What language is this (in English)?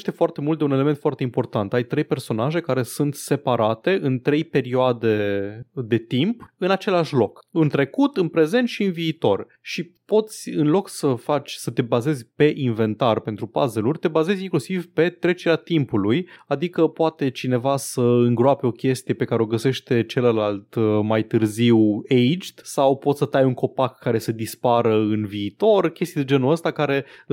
Romanian